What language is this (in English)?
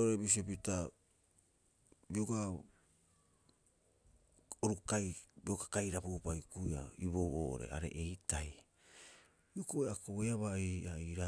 Rapoisi